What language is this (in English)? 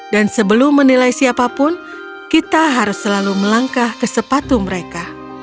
Indonesian